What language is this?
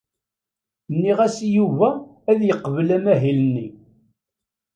Kabyle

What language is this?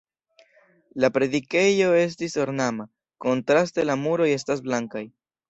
Esperanto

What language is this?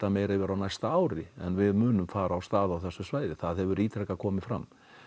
Icelandic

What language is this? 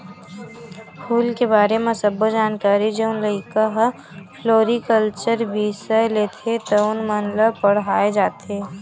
Chhattisgarhi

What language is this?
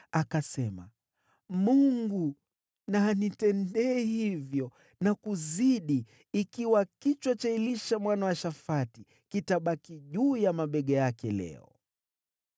Swahili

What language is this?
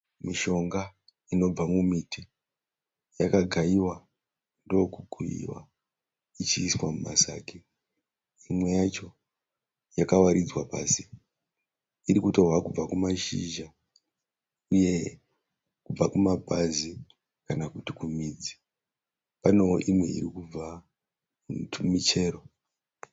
Shona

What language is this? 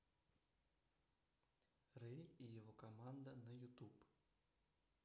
Russian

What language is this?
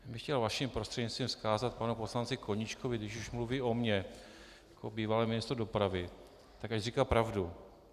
Czech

